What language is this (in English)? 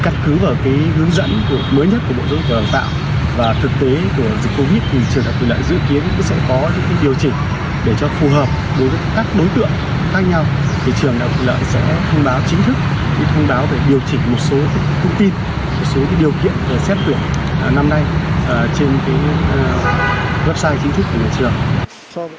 Vietnamese